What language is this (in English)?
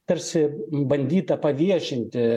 Lithuanian